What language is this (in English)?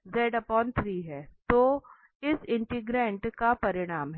Hindi